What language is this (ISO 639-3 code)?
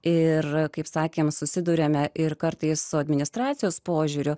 lit